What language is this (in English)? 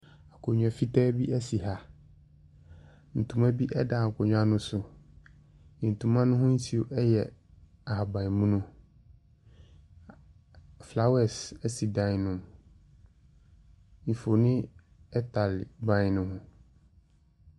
Akan